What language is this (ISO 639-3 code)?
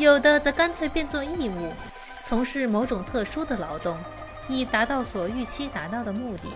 zho